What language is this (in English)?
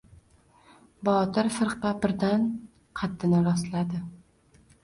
Uzbek